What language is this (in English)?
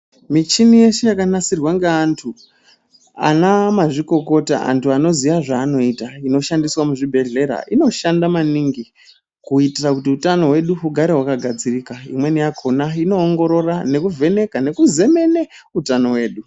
Ndau